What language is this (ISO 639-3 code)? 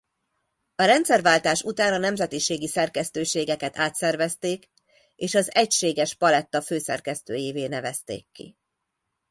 hun